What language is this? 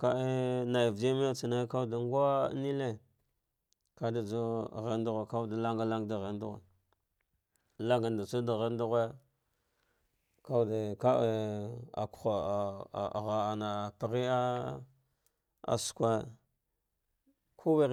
Dghwede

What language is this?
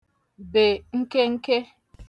Igbo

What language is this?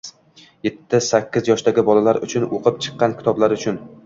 Uzbek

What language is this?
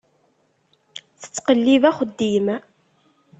Kabyle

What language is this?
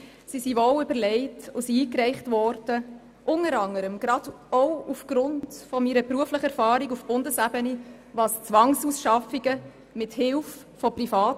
Swiss German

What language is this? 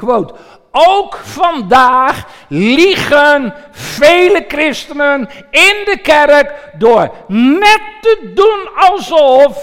Dutch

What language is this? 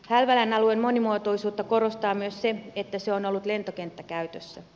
Finnish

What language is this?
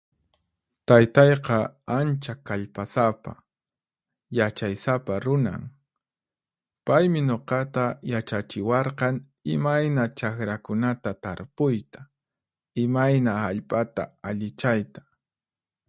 Puno Quechua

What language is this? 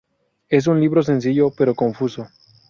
Spanish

